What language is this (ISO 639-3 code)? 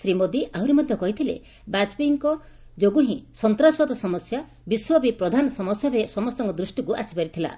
ori